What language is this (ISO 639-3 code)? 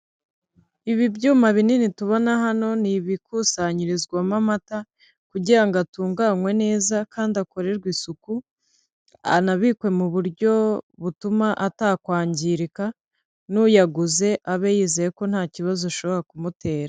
kin